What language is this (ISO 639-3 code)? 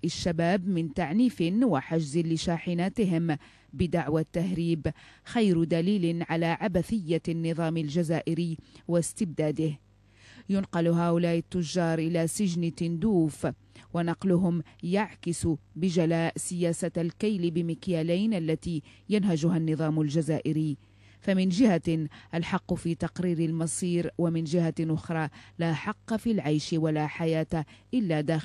ara